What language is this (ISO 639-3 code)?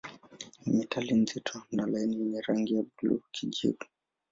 swa